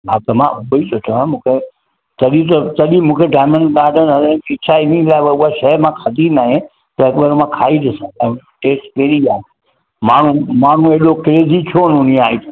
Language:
Sindhi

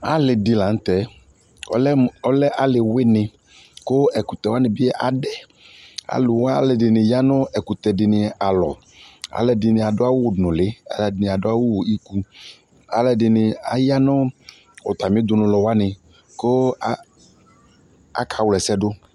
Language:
Ikposo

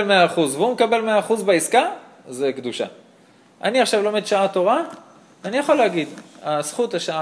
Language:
Hebrew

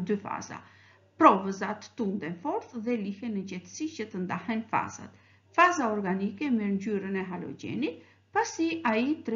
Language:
Romanian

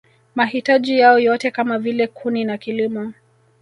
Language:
Swahili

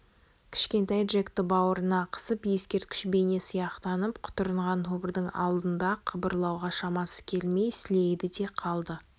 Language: Kazakh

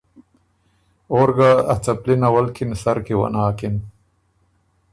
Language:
Ormuri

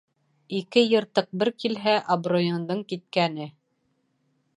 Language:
Bashkir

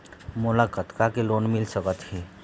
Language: Chhattisgarhi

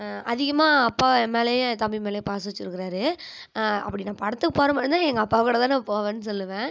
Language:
Tamil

